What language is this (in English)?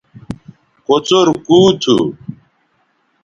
Bateri